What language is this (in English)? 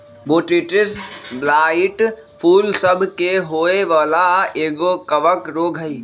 Magahi